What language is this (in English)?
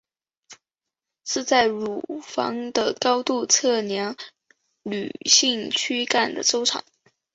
Chinese